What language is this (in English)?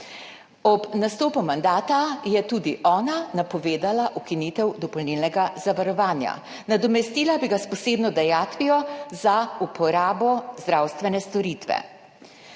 Slovenian